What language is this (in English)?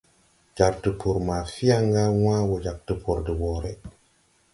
Tupuri